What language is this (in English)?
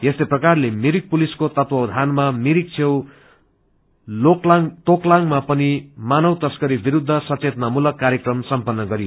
Nepali